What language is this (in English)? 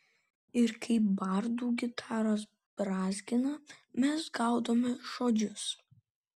Lithuanian